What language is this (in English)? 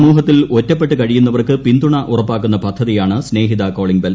Malayalam